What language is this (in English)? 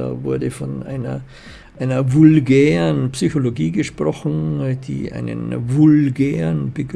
German